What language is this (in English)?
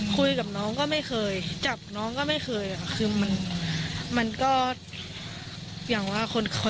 Thai